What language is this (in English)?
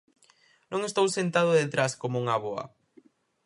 Galician